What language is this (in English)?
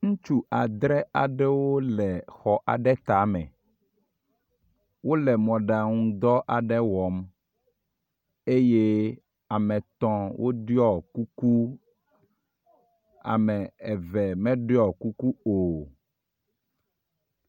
Ewe